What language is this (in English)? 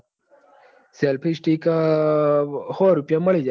Gujarati